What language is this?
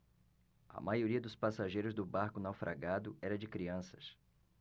Portuguese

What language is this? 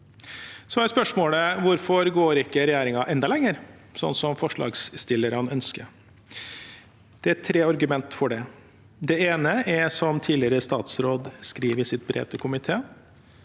Norwegian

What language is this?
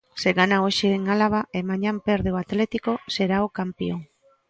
Galician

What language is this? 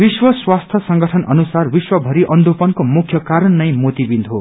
Nepali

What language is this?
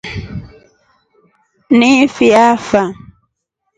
Rombo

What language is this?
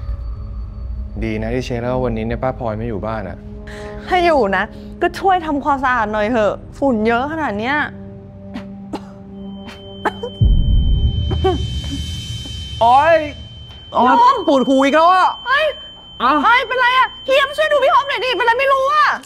Thai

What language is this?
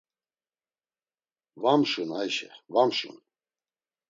Laz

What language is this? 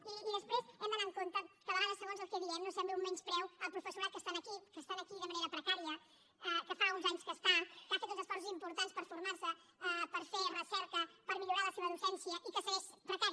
Catalan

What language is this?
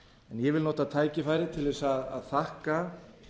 Icelandic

